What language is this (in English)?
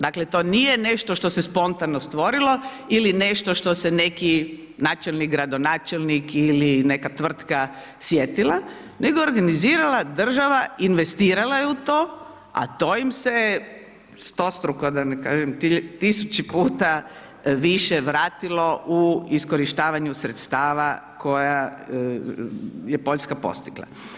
Croatian